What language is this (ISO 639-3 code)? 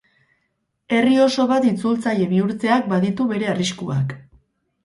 eus